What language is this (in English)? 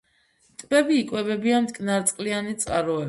Georgian